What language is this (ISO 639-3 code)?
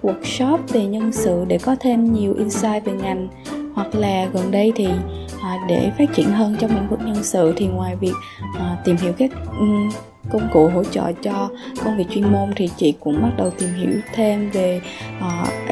vie